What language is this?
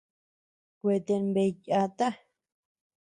Tepeuxila Cuicatec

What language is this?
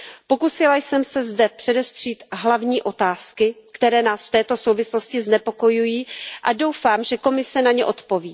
Czech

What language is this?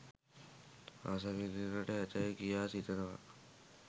Sinhala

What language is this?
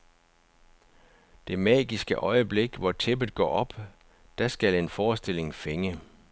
Danish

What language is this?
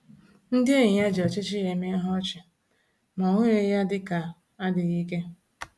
Igbo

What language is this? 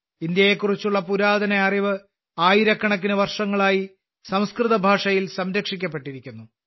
Malayalam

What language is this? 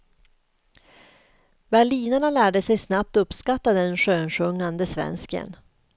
Swedish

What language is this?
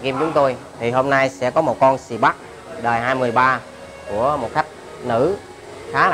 Vietnamese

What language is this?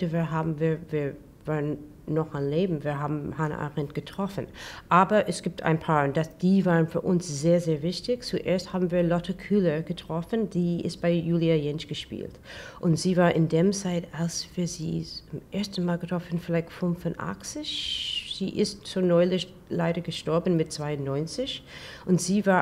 German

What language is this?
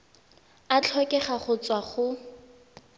Tswana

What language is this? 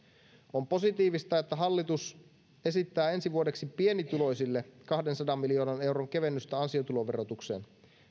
Finnish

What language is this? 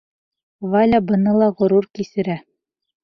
Bashkir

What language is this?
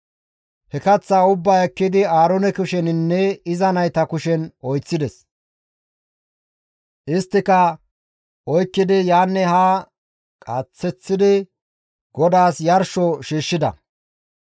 Gamo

